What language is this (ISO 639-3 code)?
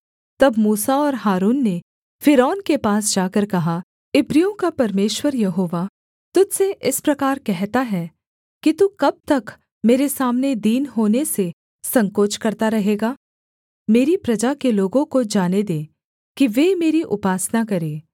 hin